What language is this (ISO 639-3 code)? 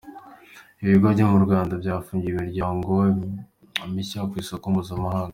kin